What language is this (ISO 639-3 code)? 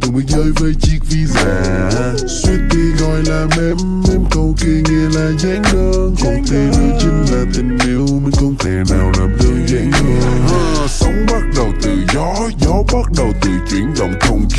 vie